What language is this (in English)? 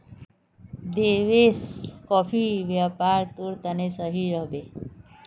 Magahi